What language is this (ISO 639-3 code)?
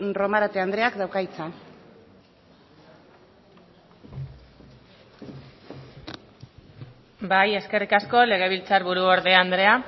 eus